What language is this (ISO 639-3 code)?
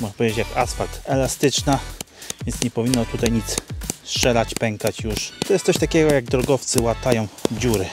pol